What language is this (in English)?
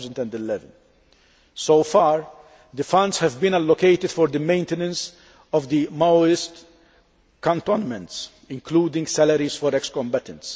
English